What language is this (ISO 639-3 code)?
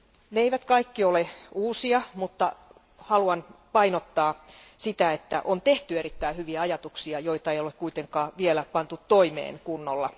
fin